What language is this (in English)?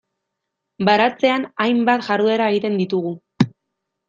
Basque